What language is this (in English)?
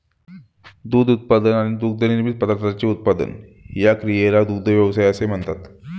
Marathi